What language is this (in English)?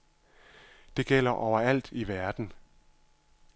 Danish